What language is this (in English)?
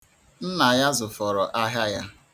Igbo